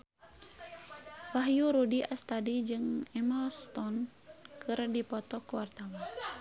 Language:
Sundanese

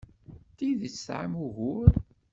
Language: Kabyle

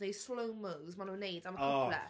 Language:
Welsh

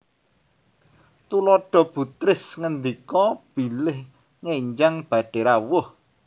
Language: Javanese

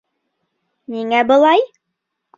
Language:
Bashkir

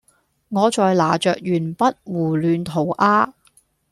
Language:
Cantonese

